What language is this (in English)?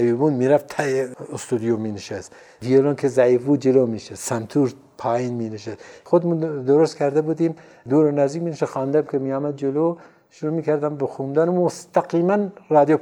Persian